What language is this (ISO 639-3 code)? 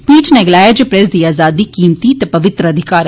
doi